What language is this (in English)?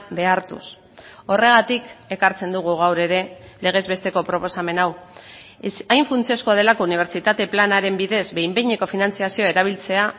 Basque